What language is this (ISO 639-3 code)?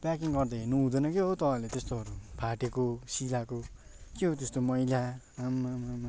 nep